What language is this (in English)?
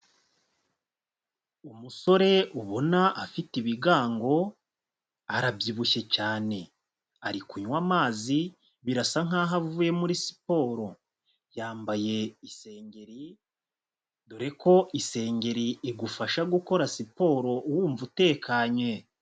Kinyarwanda